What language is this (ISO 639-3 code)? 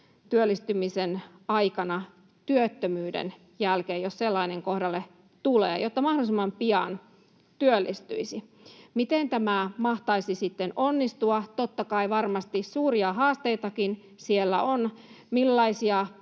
fin